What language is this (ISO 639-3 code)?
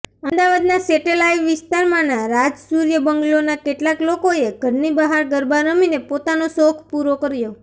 guj